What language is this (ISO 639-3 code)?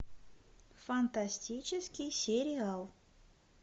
rus